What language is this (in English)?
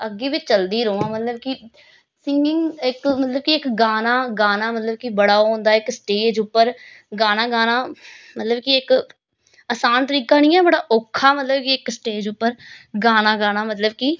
Dogri